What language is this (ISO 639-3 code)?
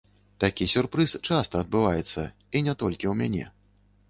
bel